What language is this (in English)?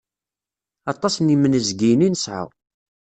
Kabyle